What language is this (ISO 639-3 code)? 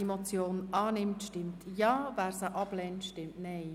gsw